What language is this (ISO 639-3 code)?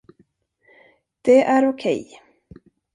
swe